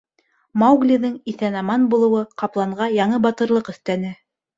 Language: Bashkir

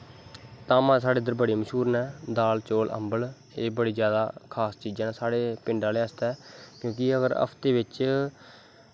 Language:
Dogri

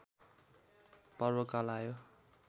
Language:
Nepali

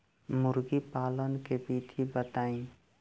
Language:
Bhojpuri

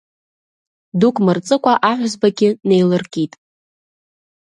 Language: Abkhazian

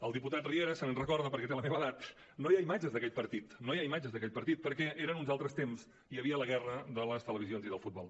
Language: Catalan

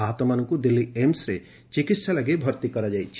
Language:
Odia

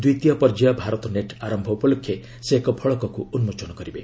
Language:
Odia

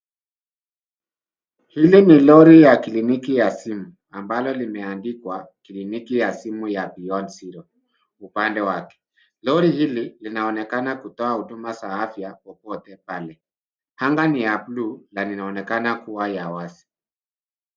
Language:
Swahili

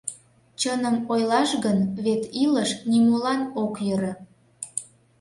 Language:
Mari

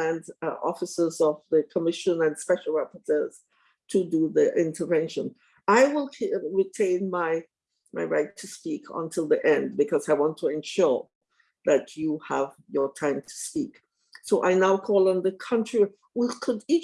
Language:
English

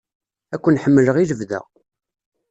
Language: Kabyle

